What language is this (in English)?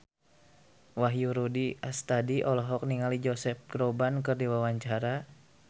Sundanese